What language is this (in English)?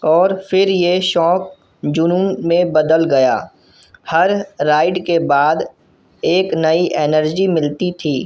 Urdu